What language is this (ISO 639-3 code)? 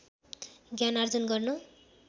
nep